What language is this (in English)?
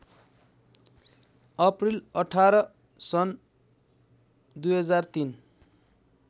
Nepali